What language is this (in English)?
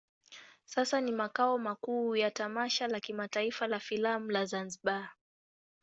Swahili